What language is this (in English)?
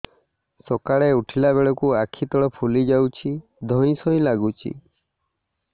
Odia